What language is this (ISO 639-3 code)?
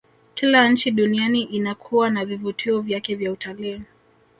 swa